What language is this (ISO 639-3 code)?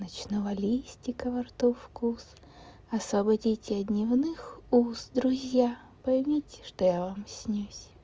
rus